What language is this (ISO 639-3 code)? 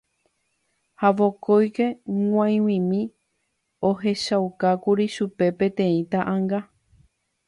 grn